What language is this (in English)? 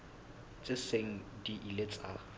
Southern Sotho